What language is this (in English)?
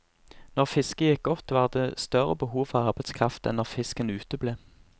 Norwegian